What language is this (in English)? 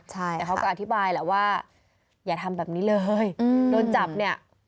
Thai